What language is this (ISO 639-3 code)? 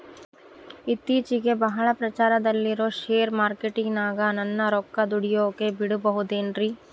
kan